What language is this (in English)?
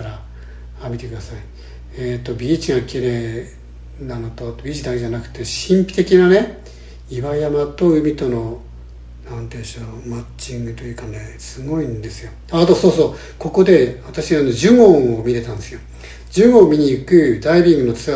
Japanese